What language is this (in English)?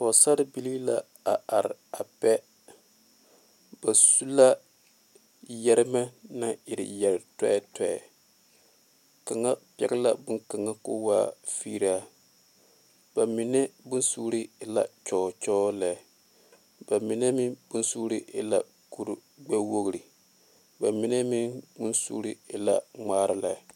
Southern Dagaare